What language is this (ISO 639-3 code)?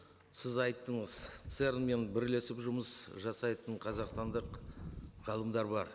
kaz